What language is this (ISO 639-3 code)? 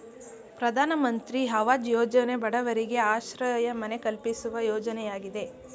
kan